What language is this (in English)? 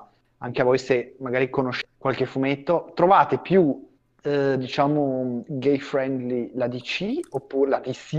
Italian